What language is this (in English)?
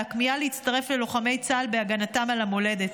Hebrew